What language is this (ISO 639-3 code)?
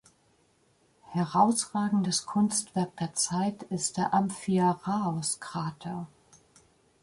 deu